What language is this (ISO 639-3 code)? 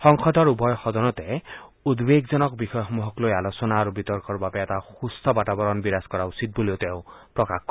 asm